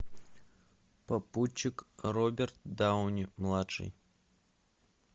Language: Russian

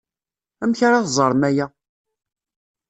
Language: Kabyle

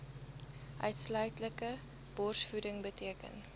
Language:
Afrikaans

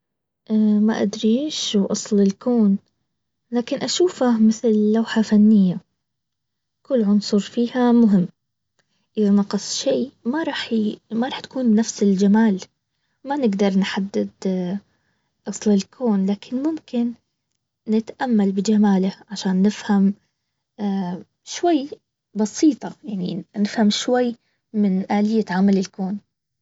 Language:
Baharna Arabic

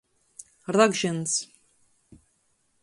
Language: Latgalian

